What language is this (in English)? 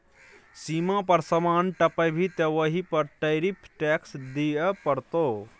Maithili